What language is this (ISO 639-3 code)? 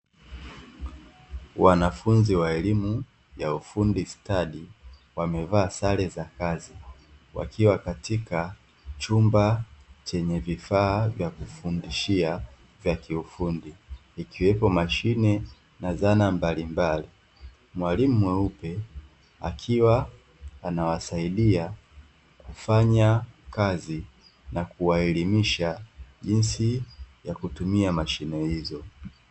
swa